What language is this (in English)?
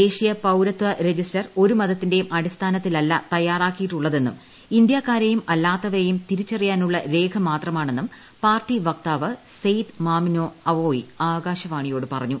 Malayalam